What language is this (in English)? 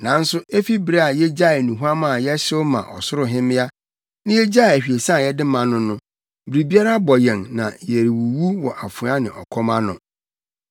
Akan